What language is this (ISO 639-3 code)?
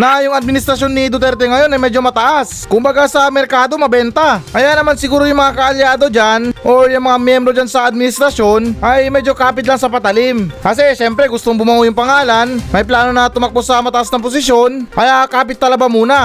fil